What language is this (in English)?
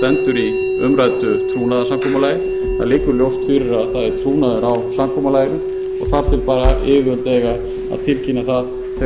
Icelandic